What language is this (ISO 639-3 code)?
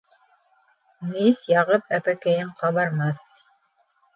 bak